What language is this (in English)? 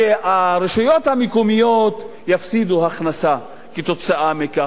Hebrew